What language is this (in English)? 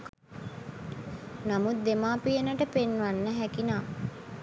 Sinhala